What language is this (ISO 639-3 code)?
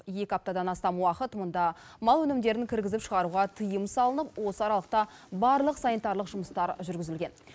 kaz